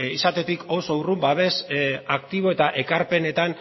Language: Basque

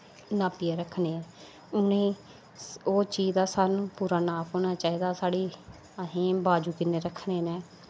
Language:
Dogri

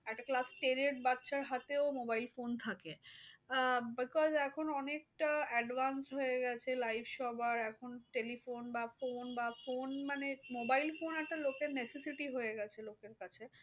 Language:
Bangla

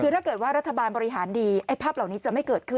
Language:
Thai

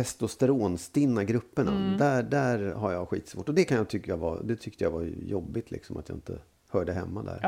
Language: Swedish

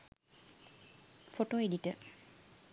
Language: Sinhala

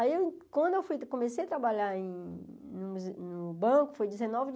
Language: Portuguese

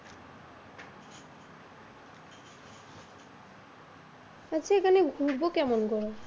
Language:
Bangla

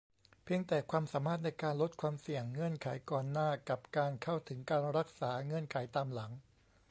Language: Thai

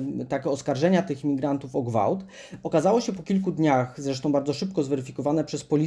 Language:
Polish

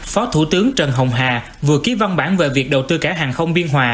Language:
Vietnamese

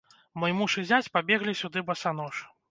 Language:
Belarusian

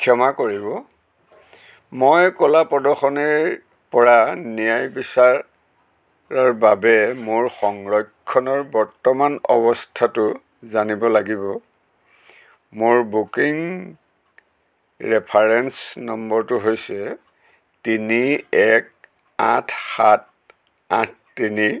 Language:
Assamese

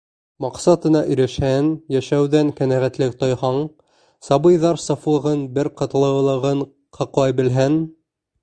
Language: Bashkir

